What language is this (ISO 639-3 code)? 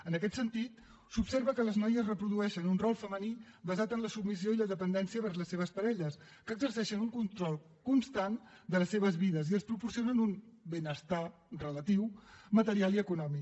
cat